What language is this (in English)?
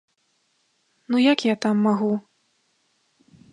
Belarusian